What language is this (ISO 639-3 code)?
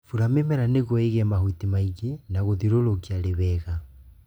kik